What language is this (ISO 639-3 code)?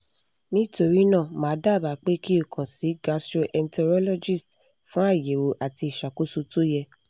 yor